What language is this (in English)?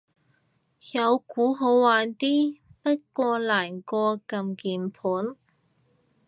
Cantonese